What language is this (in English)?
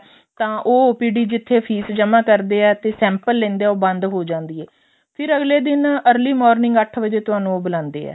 Punjabi